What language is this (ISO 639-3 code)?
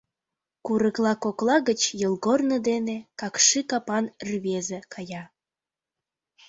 chm